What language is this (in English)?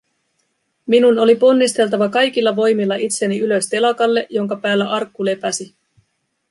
Finnish